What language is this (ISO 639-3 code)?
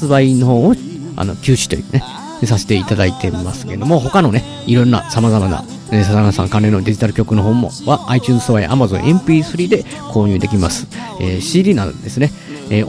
jpn